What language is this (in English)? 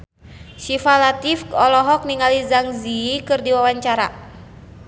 Sundanese